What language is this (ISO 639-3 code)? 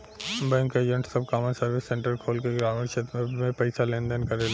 bho